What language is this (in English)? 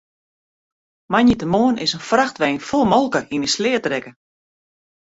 Western Frisian